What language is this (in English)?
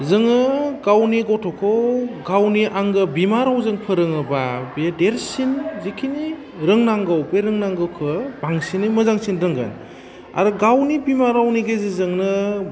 Bodo